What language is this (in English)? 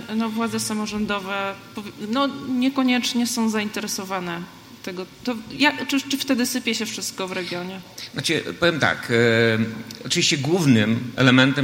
Polish